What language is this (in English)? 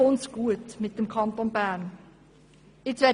Swiss German